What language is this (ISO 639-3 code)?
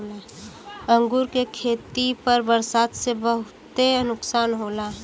bho